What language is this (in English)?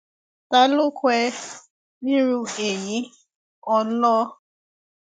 Yoruba